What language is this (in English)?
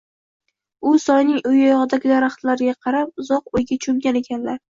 Uzbek